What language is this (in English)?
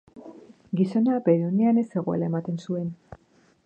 Basque